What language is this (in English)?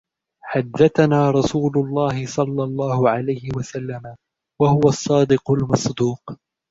Arabic